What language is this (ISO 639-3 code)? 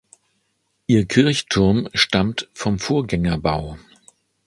deu